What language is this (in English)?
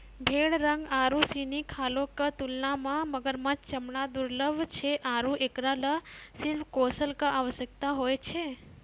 Maithili